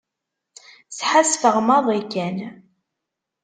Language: Kabyle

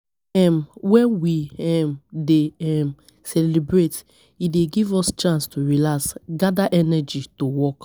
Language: Nigerian Pidgin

